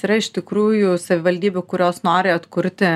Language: Lithuanian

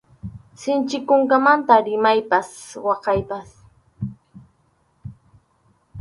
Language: Arequipa-La Unión Quechua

